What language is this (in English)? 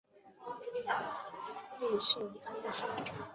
Chinese